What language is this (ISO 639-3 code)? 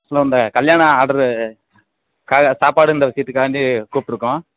tam